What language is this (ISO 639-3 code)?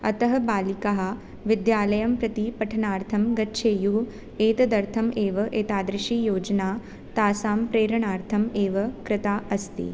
san